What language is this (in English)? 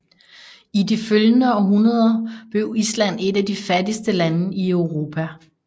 Danish